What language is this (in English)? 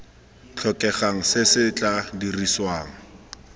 Tswana